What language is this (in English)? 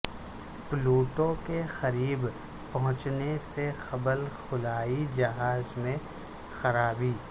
Urdu